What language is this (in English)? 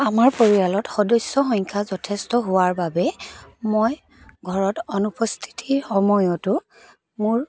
Assamese